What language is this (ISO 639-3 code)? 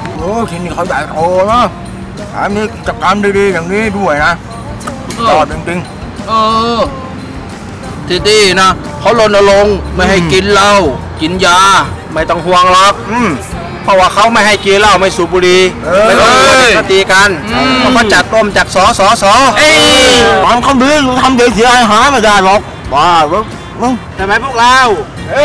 tha